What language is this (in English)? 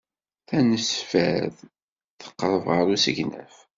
Kabyle